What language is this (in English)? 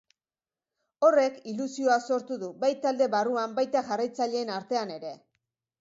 Basque